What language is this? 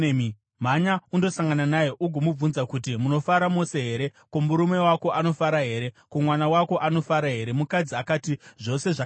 Shona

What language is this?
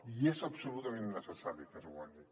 Catalan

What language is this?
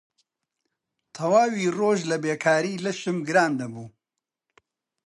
Central Kurdish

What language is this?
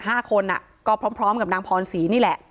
Thai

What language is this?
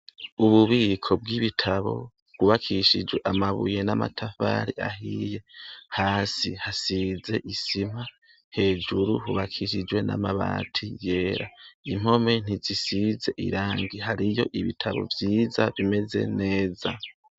Rundi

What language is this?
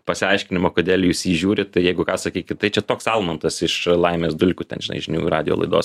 Lithuanian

